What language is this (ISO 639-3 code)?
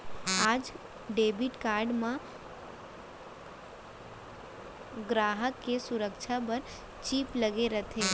hne